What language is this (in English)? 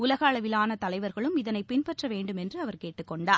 Tamil